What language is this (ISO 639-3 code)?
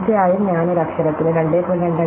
mal